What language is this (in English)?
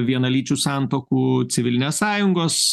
Lithuanian